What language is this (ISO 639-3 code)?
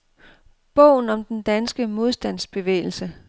dan